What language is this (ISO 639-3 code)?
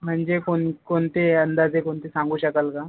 mar